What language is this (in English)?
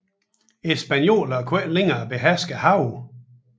Danish